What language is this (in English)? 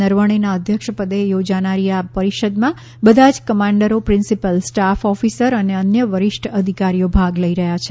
Gujarati